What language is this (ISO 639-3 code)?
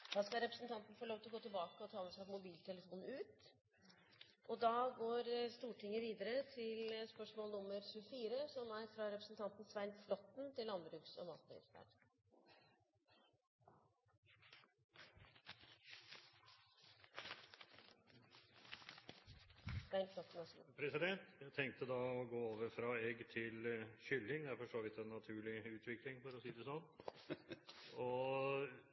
nor